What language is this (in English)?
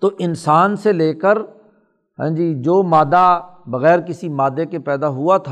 Urdu